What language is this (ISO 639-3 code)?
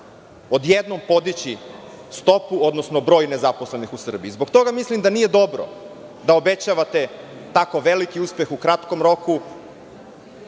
srp